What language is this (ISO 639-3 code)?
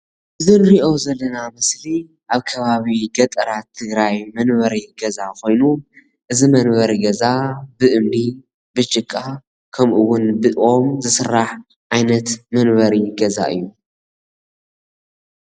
tir